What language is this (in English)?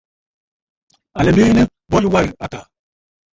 Bafut